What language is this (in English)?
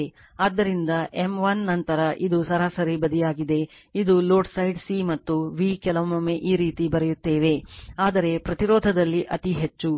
Kannada